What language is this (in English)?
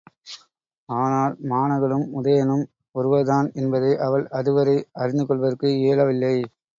Tamil